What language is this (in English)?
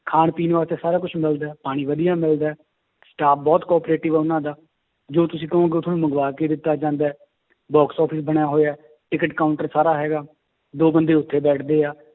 Punjabi